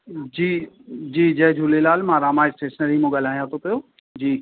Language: Sindhi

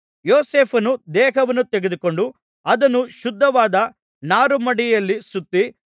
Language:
Kannada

